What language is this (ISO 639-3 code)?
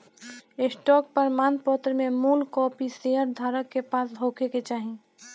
bho